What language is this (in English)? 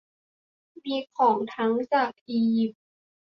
Thai